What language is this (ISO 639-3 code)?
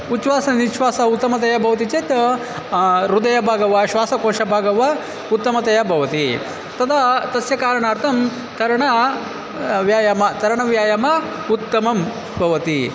san